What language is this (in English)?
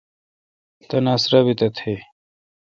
Kalkoti